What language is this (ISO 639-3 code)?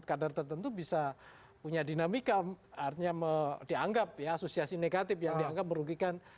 ind